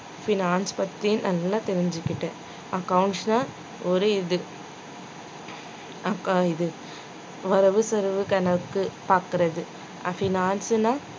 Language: Tamil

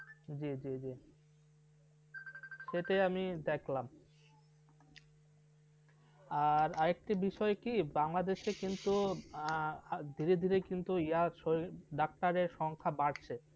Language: Bangla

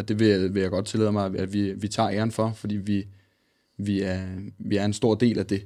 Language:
Danish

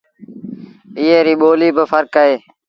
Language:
Sindhi Bhil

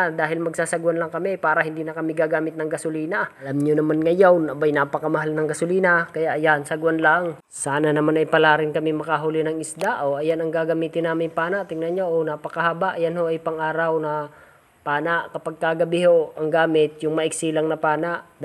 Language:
Filipino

